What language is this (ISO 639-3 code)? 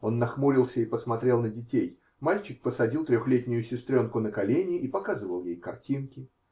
rus